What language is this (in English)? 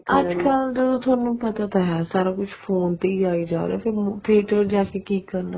Punjabi